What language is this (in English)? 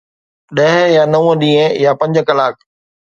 Sindhi